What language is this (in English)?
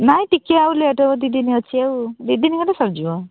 Odia